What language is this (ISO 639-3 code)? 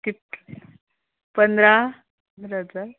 kok